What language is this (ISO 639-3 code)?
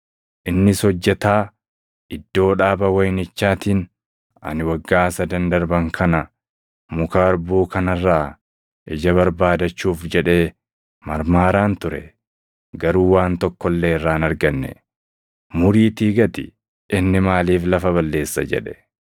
orm